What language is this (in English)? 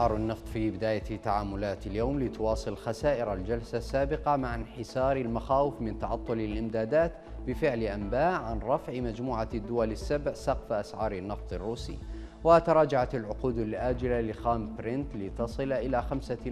Arabic